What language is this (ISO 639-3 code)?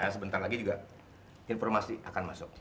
ind